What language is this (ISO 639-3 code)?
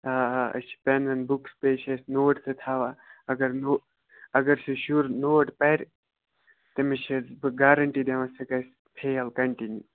kas